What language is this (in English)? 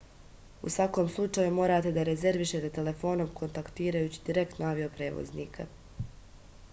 Serbian